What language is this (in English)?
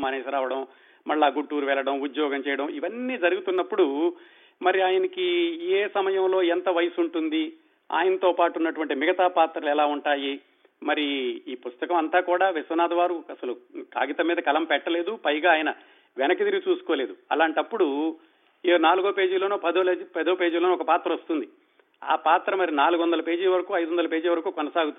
Telugu